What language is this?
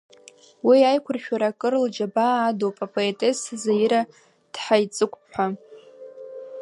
Abkhazian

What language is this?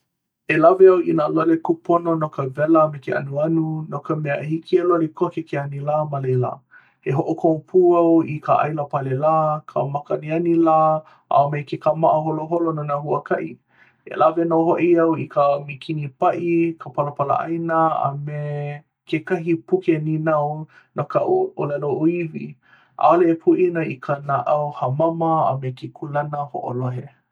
Hawaiian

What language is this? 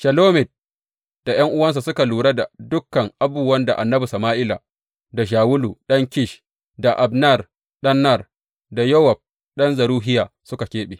Hausa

